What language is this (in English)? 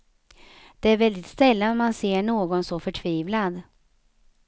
Swedish